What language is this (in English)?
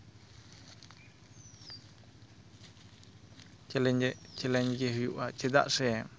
Santali